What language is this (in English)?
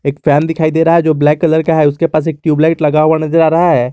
Hindi